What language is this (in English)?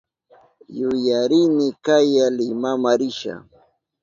Southern Pastaza Quechua